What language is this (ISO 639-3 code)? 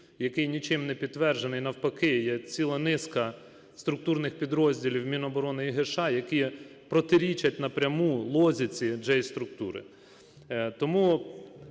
ukr